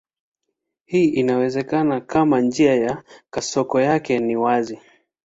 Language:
Swahili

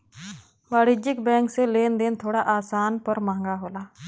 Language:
Bhojpuri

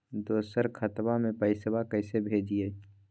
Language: Magahi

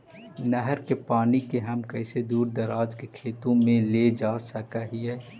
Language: Magahi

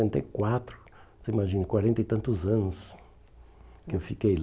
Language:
Portuguese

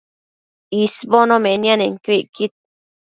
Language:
Matsés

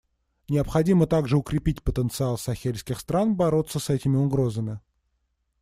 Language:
Russian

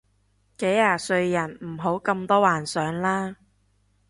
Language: Cantonese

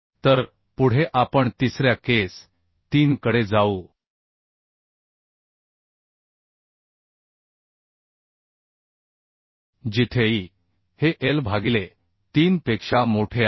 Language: Marathi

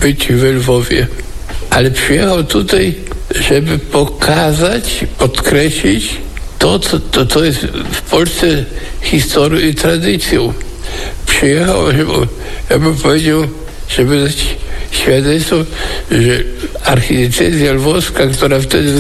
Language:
Polish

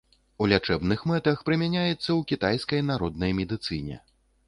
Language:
Belarusian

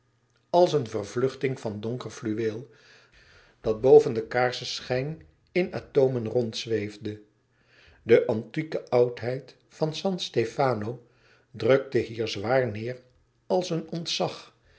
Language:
Dutch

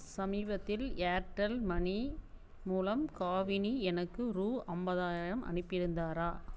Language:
Tamil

